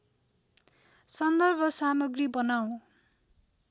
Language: Nepali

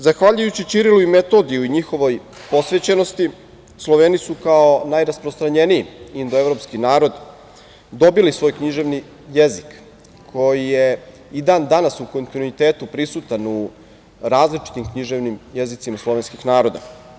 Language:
Serbian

